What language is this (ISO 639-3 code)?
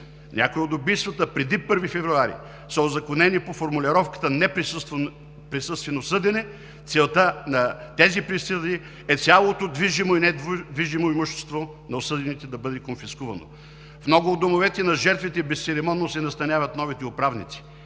bul